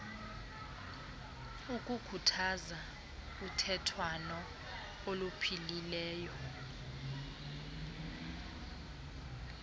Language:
Xhosa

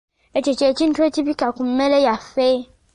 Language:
Ganda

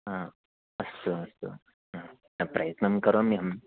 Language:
Sanskrit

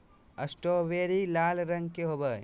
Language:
Magahi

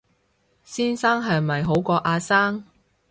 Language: Cantonese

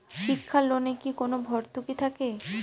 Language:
Bangla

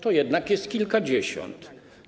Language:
Polish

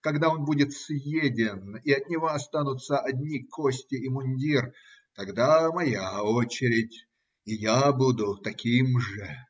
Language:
Russian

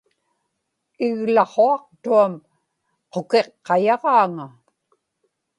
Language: Inupiaq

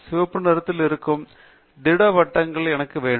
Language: Tamil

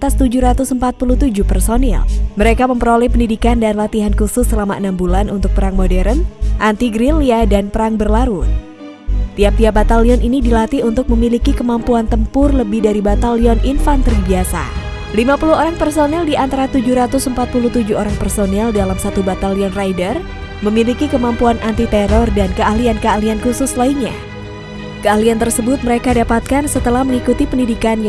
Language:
Indonesian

